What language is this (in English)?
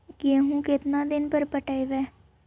Magahi